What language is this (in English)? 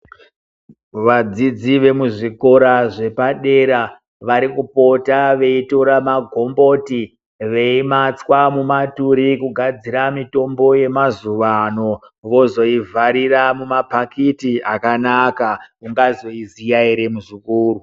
Ndau